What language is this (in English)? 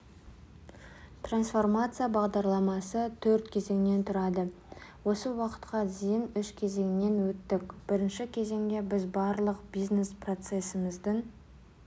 Kazakh